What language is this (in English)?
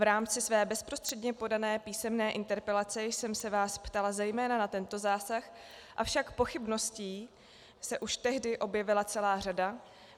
Czech